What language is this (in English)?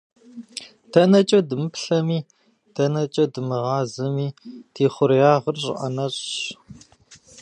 Kabardian